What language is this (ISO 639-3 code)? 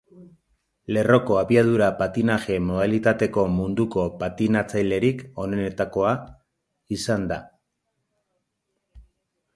eus